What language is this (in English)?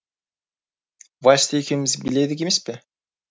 Kazakh